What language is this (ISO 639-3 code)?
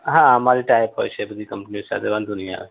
guj